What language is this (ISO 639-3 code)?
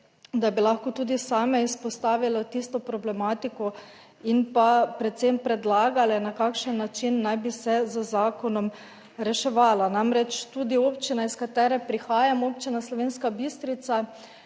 slv